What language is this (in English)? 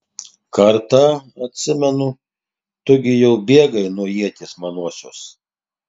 Lithuanian